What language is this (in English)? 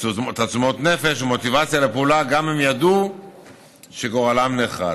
Hebrew